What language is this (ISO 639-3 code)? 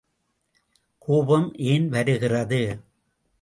tam